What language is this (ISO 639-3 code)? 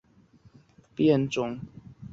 zho